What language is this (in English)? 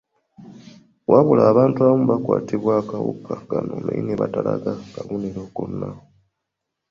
Ganda